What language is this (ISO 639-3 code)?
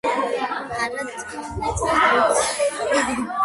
kat